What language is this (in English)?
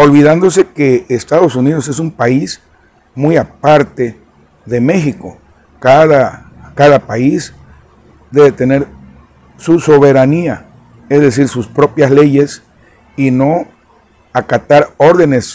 Spanish